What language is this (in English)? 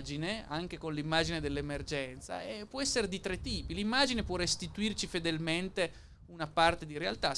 Italian